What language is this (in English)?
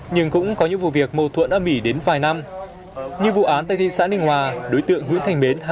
Vietnamese